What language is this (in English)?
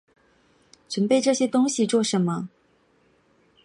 Chinese